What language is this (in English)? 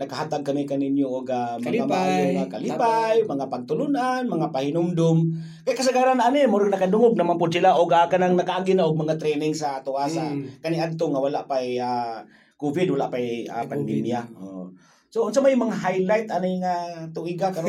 Filipino